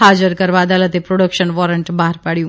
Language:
Gujarati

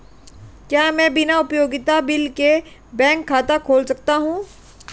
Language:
Hindi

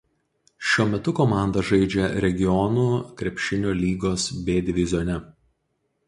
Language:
Lithuanian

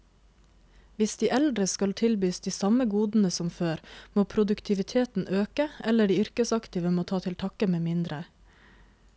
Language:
Norwegian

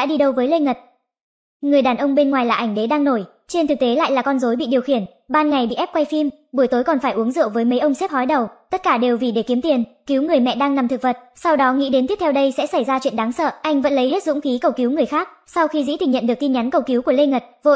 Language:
Vietnamese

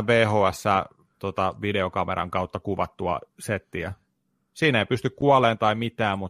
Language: Finnish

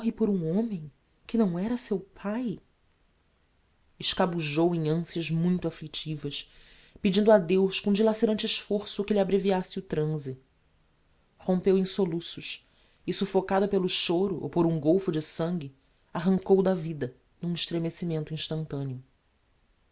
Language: Portuguese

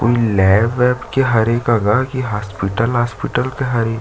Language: Chhattisgarhi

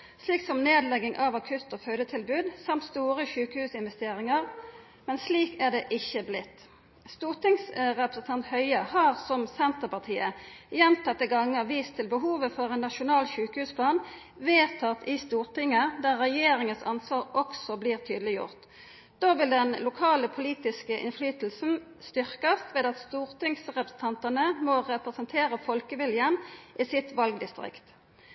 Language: Norwegian Nynorsk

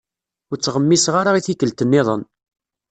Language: Kabyle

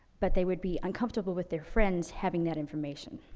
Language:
English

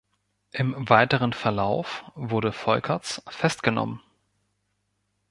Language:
German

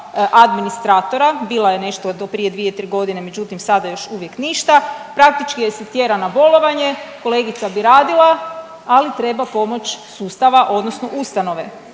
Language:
Croatian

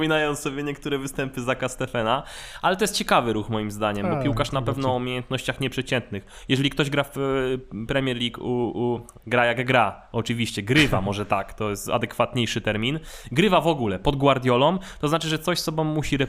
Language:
Polish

